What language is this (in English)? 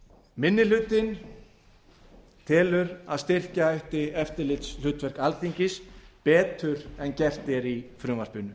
Icelandic